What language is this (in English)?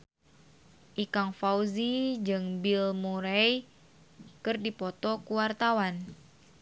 Sundanese